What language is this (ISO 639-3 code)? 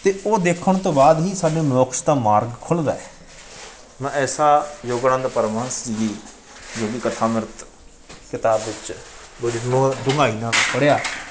pan